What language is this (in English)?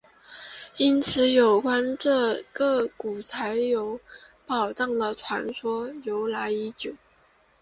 Chinese